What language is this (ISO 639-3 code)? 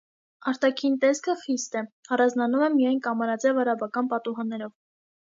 hye